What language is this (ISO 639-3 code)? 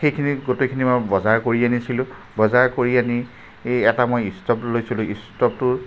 asm